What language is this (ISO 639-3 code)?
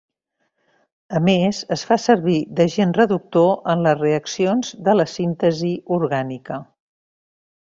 cat